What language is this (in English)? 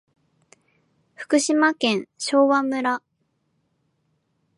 Japanese